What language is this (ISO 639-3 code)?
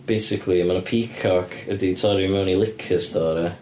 cym